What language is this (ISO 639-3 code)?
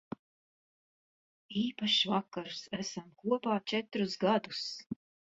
lav